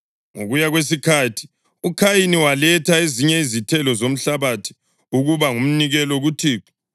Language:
North Ndebele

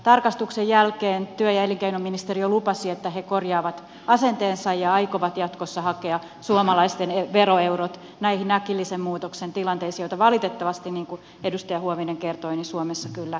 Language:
Finnish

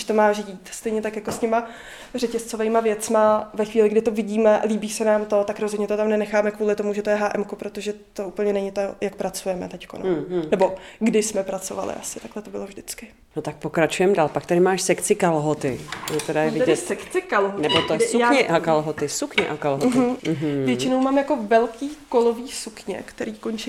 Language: Czech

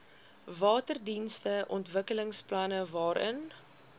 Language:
Afrikaans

